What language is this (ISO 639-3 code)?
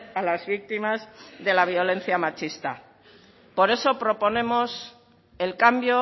spa